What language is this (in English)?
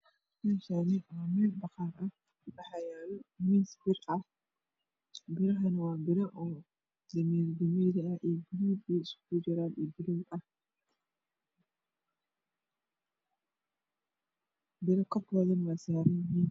Somali